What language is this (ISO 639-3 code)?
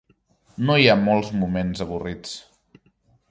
cat